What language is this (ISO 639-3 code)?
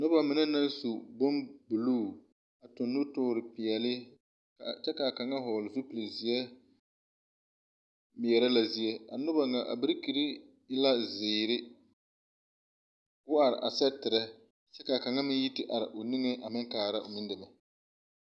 dga